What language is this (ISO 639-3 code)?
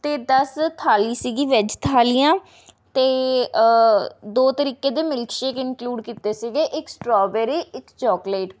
pan